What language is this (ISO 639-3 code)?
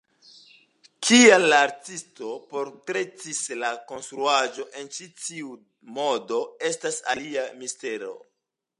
epo